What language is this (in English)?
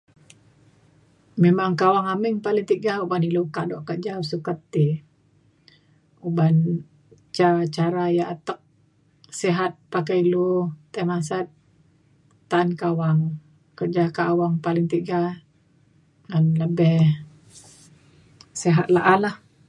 Mainstream Kenyah